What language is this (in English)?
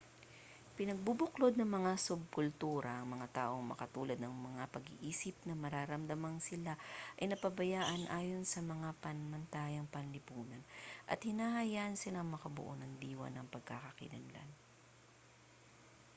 Filipino